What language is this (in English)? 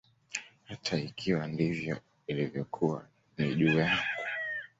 Swahili